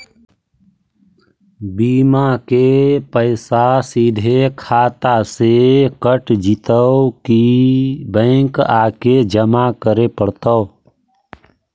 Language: Magahi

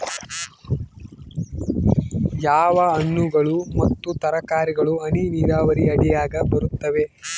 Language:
Kannada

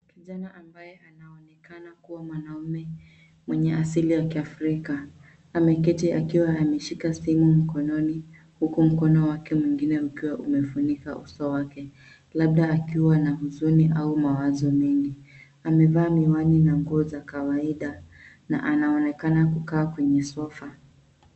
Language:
Swahili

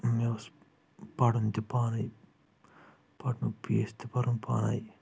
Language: Kashmiri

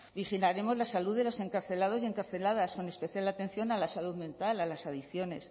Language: Spanish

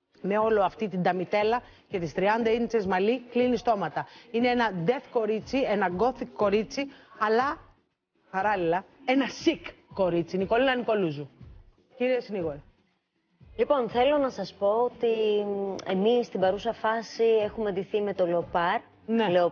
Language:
Greek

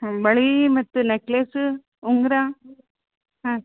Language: Kannada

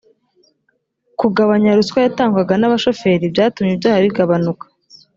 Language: Kinyarwanda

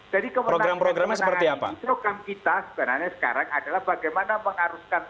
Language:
Indonesian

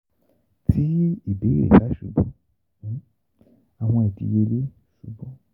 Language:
Yoruba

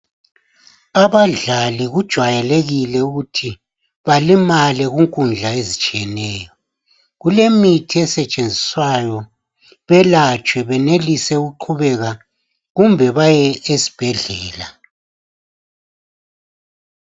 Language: North Ndebele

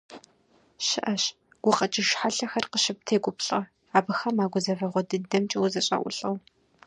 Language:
Kabardian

